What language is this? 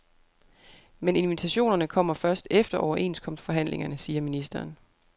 Danish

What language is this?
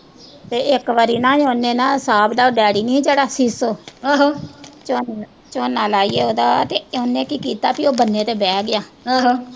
Punjabi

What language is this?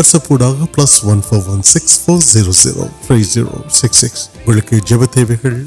Urdu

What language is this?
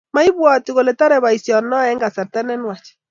Kalenjin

